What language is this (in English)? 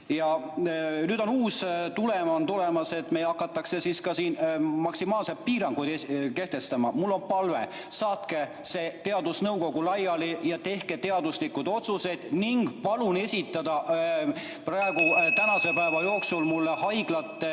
Estonian